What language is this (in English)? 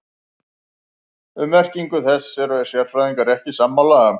Icelandic